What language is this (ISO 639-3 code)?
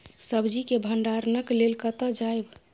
mai